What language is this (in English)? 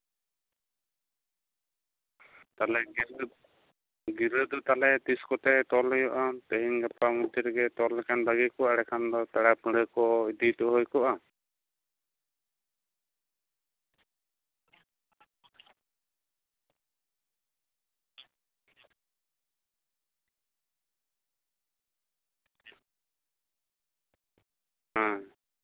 Santali